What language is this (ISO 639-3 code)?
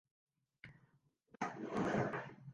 fry